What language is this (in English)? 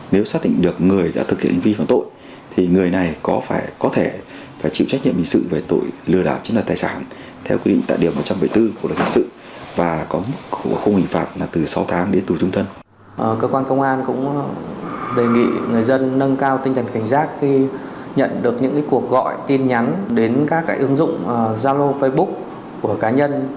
Vietnamese